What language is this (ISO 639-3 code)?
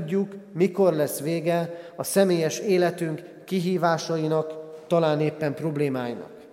hun